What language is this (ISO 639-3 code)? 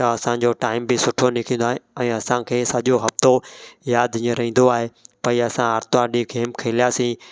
snd